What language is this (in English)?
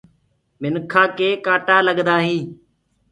Gurgula